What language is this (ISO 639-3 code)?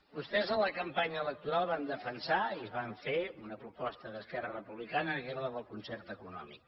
cat